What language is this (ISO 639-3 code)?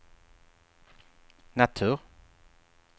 swe